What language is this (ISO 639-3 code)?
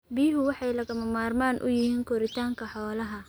som